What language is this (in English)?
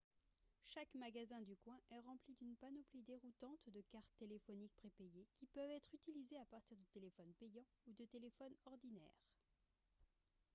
French